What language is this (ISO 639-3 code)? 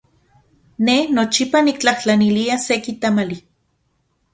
ncx